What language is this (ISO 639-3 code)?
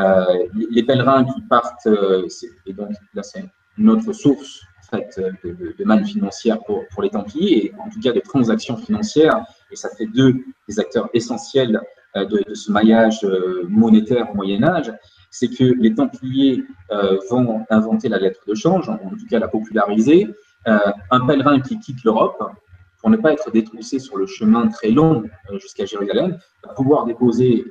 fra